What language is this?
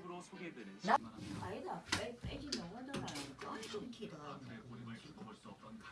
Korean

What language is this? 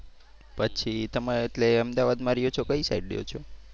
Gujarati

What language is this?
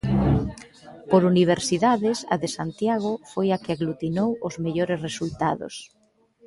Galician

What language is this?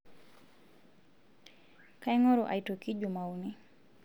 Masai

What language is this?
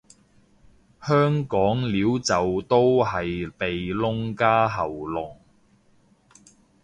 Cantonese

